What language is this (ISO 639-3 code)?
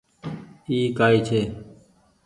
gig